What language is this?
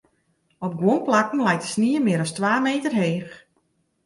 Western Frisian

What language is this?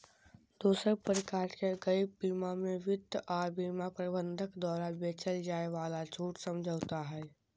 Magahi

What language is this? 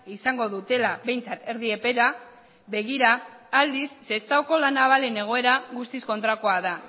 Basque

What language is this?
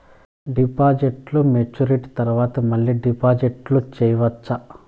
Telugu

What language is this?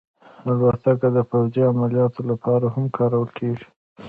Pashto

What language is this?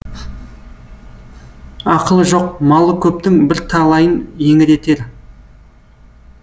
Kazakh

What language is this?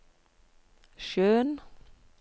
Norwegian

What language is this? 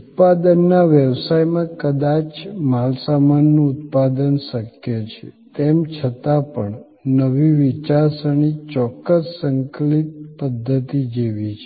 Gujarati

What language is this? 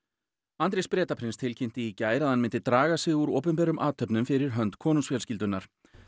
Icelandic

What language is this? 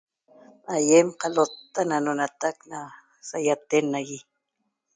Toba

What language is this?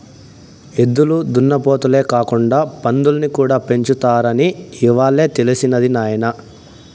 Telugu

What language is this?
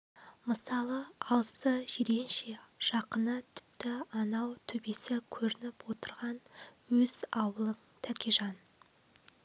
Kazakh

